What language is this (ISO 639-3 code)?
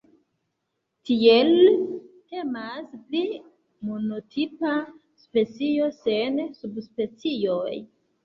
epo